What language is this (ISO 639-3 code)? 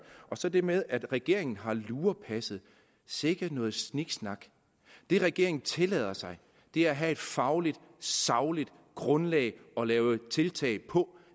dan